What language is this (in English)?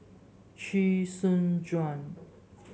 English